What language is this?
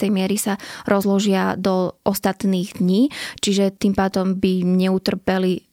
Slovak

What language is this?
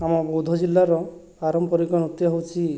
Odia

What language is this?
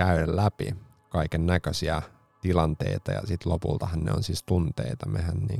Finnish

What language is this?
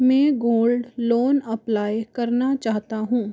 Hindi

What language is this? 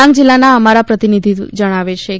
Gujarati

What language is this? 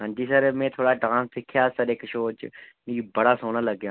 Dogri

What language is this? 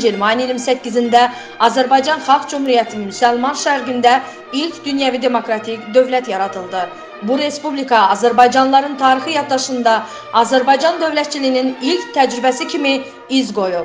Turkish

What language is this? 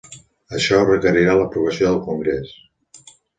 Catalan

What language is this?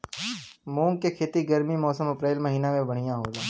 Bhojpuri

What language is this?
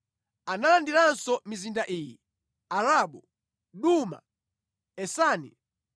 Nyanja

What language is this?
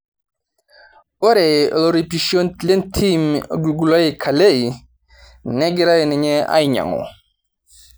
Masai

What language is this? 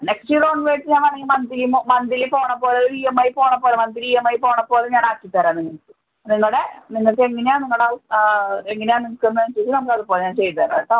Malayalam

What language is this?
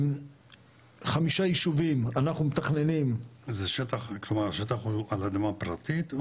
Hebrew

